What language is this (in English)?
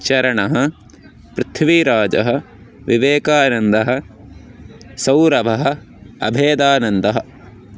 Sanskrit